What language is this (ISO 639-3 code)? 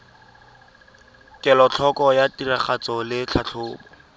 tsn